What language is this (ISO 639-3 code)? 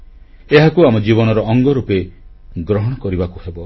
ori